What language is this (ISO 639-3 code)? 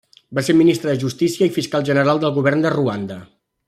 cat